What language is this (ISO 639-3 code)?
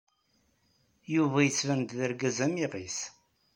kab